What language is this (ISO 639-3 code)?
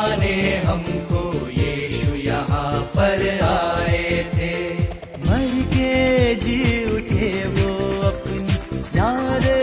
hin